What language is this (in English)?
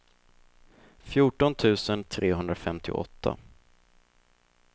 Swedish